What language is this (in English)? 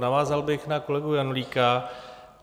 Czech